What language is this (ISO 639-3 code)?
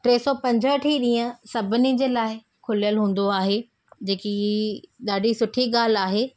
snd